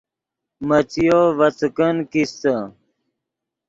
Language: Yidgha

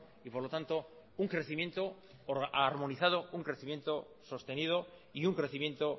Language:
Spanish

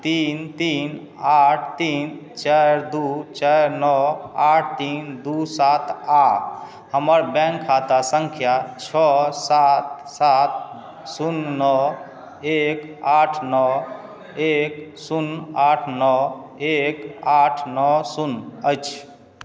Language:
Maithili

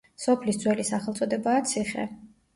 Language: Georgian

